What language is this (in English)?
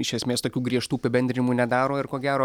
Lithuanian